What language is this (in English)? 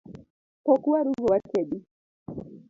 Luo (Kenya and Tanzania)